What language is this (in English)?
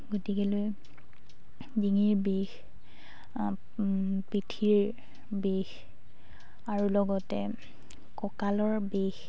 Assamese